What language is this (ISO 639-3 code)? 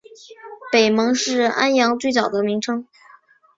zho